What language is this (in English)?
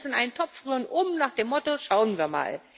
German